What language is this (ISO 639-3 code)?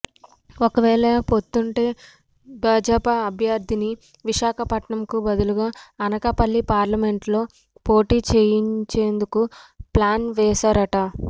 tel